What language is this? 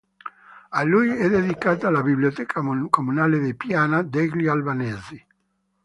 Italian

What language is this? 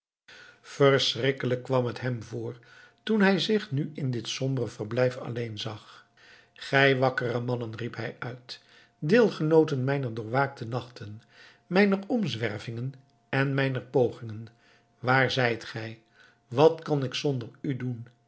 Dutch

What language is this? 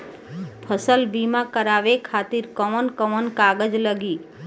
Bhojpuri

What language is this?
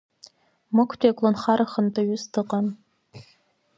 Abkhazian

